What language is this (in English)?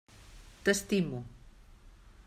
Catalan